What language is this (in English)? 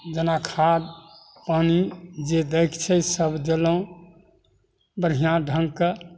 Maithili